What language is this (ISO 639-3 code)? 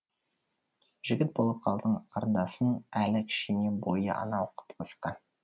kaz